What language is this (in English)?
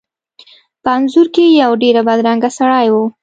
Pashto